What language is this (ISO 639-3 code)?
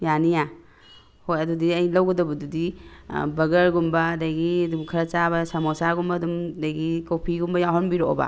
mni